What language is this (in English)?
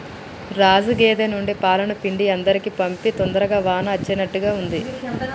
Telugu